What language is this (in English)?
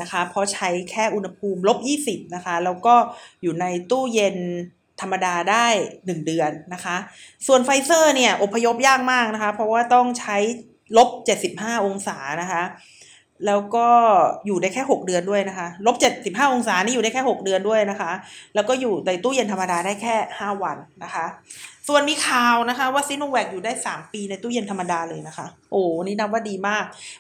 Thai